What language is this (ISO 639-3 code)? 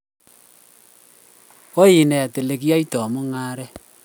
kln